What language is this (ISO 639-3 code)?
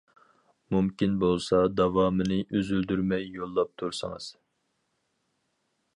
uig